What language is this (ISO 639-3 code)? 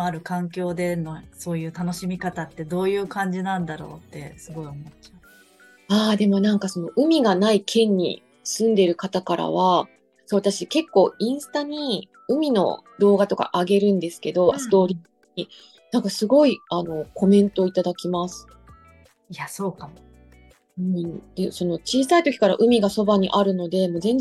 jpn